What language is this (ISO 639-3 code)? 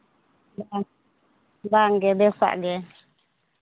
sat